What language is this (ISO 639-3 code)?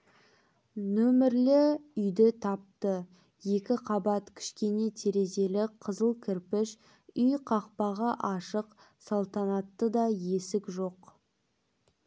kaz